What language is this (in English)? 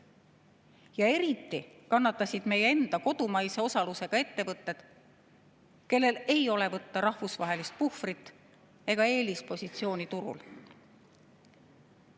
Estonian